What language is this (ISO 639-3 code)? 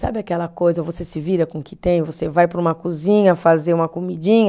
por